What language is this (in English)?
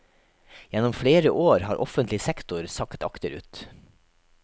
Norwegian